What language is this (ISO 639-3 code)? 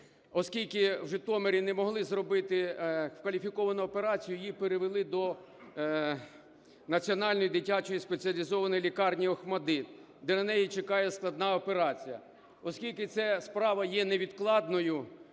ukr